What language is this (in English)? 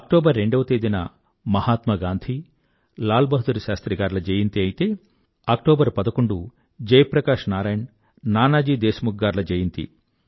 Telugu